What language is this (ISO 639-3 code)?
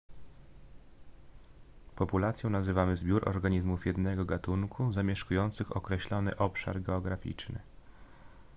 pol